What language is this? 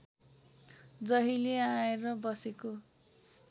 Nepali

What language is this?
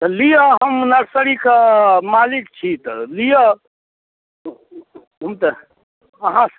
Maithili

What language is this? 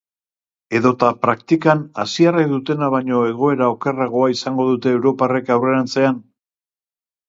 Basque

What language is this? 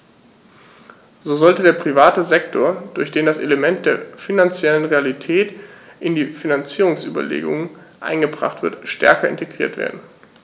German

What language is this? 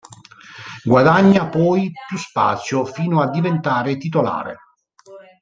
Italian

